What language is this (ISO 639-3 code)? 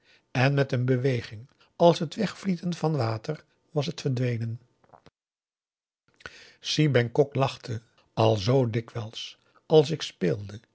nld